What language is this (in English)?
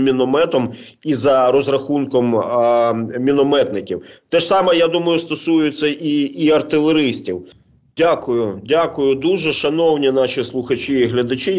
Ukrainian